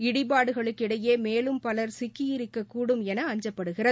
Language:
Tamil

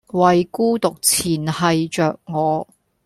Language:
Cantonese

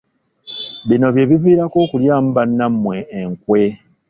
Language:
Ganda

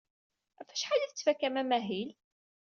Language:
Kabyle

